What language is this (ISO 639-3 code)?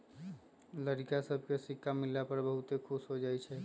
mag